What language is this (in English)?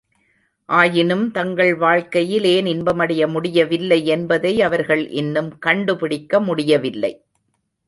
Tamil